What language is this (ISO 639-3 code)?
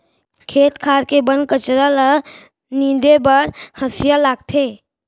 hne